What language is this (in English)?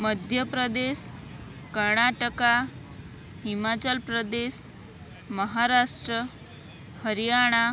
Gujarati